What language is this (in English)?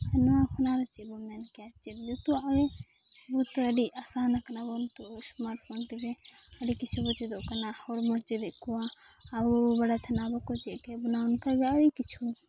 Santali